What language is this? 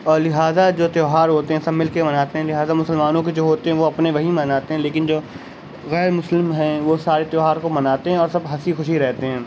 Urdu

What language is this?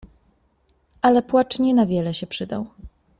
Polish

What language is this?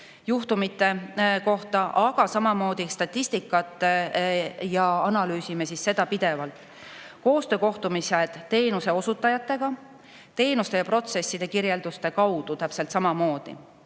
Estonian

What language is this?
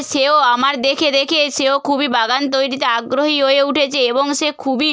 Bangla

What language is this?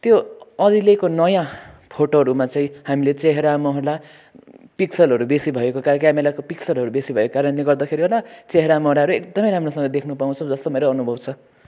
Nepali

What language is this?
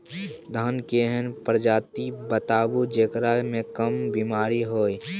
Maithili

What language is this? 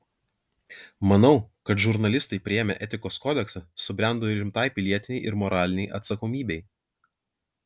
Lithuanian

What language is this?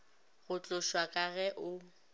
Northern Sotho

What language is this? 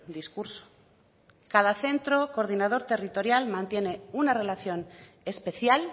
Spanish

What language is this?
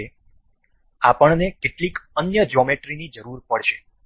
Gujarati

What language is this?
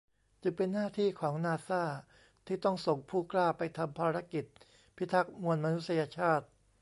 Thai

